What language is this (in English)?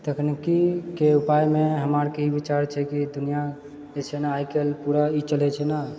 Maithili